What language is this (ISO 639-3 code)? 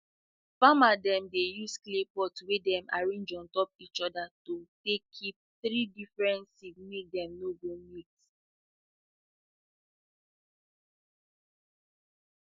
pcm